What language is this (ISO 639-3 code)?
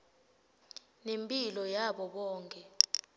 ssw